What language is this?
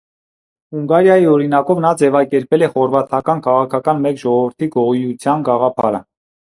Armenian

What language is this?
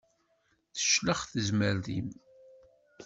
Kabyle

